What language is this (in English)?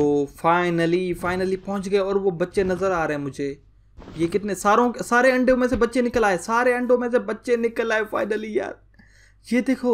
Hindi